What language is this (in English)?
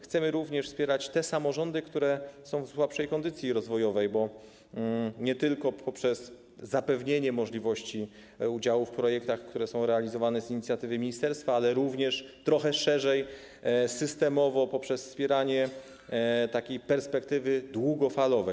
Polish